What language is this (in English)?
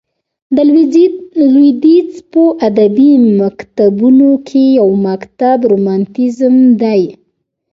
Pashto